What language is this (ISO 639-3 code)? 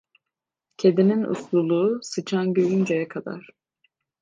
tur